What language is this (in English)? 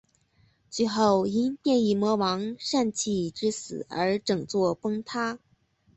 Chinese